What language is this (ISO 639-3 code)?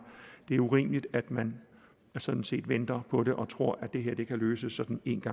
dan